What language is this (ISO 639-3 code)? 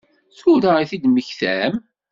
kab